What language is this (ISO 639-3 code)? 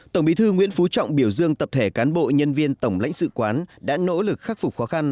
vie